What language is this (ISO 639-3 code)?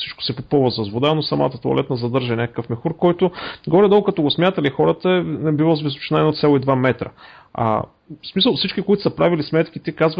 bul